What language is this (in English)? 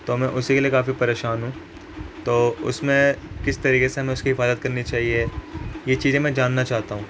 Urdu